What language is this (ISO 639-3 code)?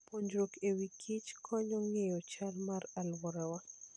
luo